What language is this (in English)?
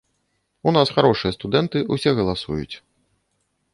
Belarusian